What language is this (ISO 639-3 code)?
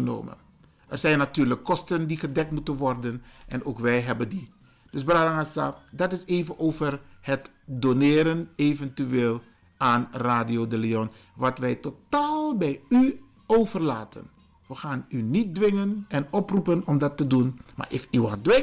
nld